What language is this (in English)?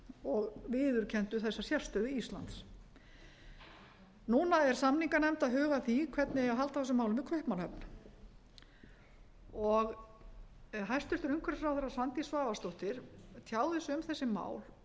Icelandic